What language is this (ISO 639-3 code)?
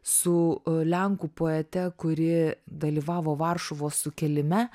lit